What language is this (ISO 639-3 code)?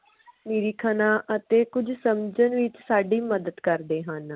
pan